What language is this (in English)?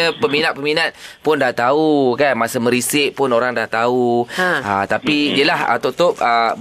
Malay